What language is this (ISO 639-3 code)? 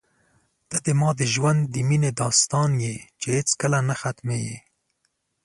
pus